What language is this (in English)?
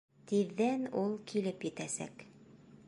Bashkir